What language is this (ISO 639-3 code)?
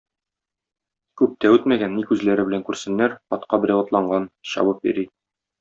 tat